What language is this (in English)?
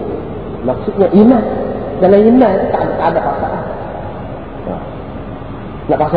Malay